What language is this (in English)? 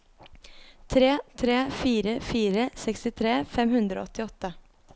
Norwegian